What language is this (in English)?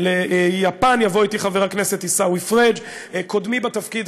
Hebrew